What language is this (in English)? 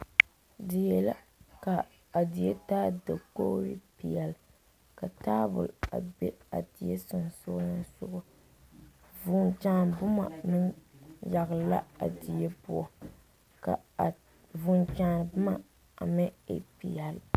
Southern Dagaare